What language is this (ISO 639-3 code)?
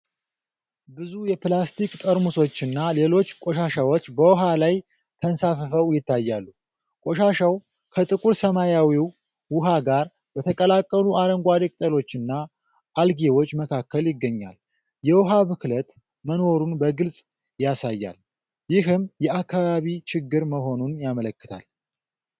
amh